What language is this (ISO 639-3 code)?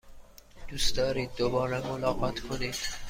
fas